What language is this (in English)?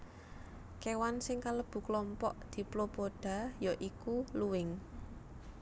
Javanese